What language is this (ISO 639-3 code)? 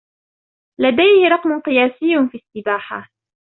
ara